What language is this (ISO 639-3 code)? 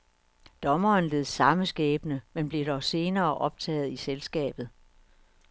dan